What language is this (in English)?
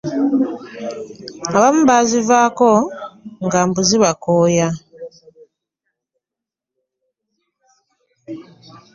Ganda